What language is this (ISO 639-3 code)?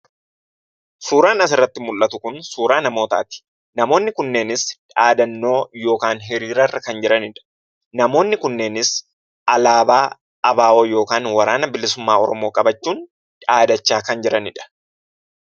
orm